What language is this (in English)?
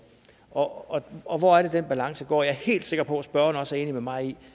Danish